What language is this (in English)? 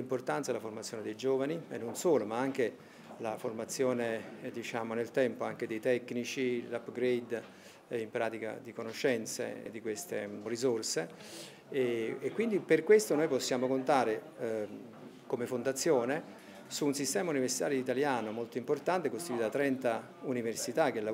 Italian